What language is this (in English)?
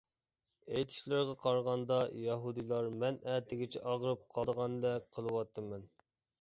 Uyghur